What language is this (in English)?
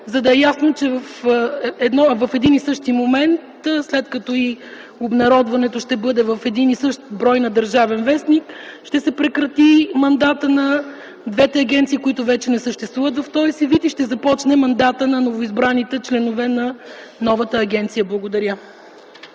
Bulgarian